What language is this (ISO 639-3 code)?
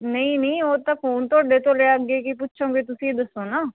pan